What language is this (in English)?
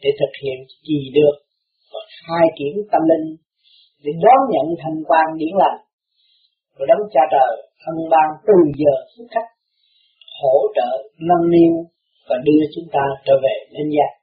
Vietnamese